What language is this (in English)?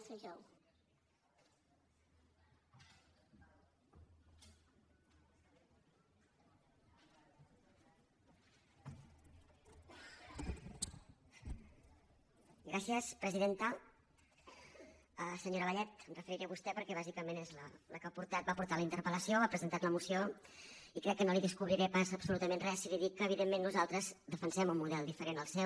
Catalan